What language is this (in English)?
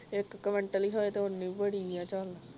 Punjabi